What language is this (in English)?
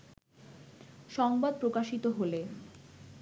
Bangla